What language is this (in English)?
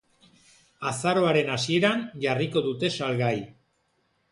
Basque